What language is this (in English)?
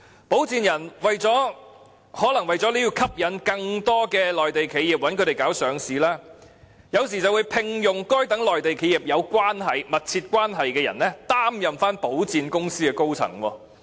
Cantonese